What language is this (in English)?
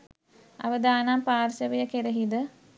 Sinhala